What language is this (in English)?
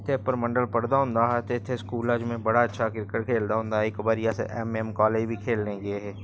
Dogri